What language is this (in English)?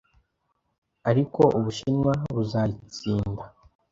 Kinyarwanda